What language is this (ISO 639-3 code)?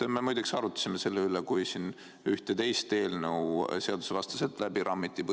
est